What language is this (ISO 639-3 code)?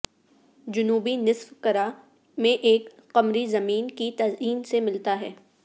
urd